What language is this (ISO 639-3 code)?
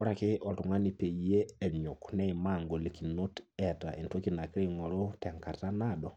mas